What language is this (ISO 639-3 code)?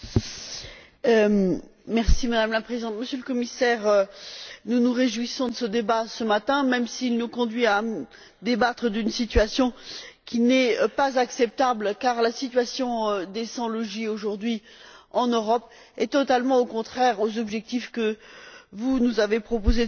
fra